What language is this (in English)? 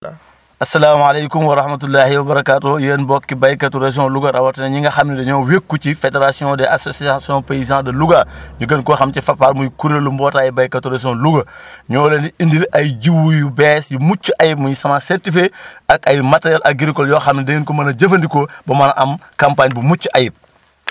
Wolof